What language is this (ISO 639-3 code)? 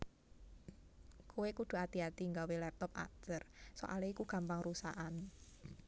jav